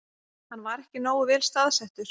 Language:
Icelandic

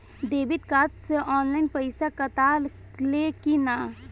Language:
Bhojpuri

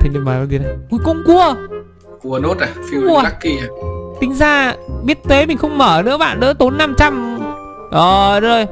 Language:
Vietnamese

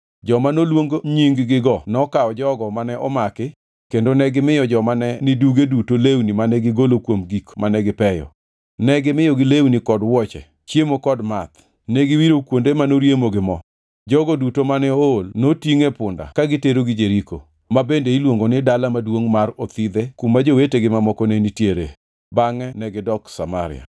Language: Luo (Kenya and Tanzania)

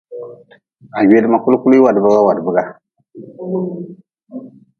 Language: Nawdm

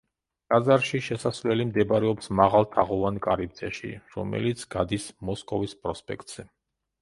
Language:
Georgian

